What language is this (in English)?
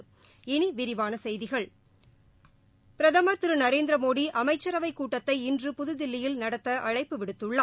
Tamil